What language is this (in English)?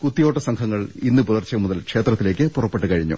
Malayalam